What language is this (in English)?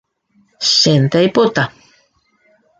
Guarani